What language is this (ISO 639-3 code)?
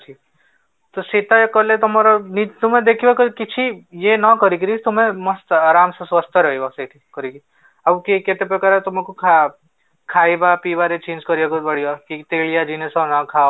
ori